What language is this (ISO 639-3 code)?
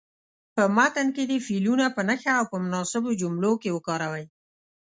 pus